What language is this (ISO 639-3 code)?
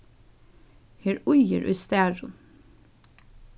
fao